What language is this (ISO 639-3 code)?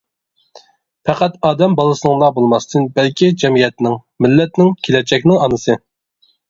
uig